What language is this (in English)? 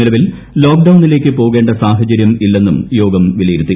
Malayalam